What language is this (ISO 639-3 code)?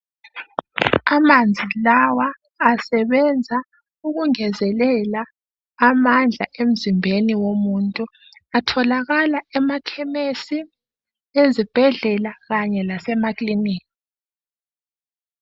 nde